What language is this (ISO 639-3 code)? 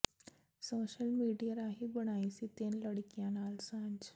pan